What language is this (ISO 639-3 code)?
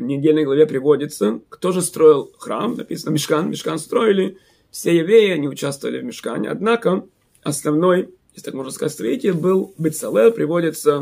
rus